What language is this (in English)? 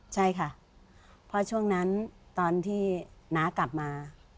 Thai